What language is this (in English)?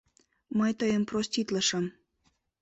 Mari